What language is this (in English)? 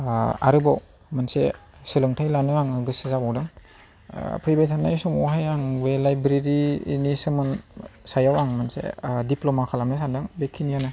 Bodo